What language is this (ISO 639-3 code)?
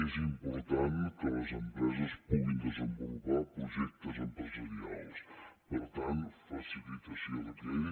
cat